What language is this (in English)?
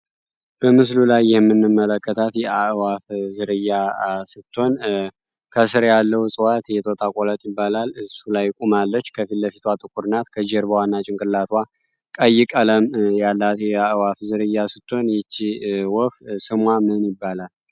Amharic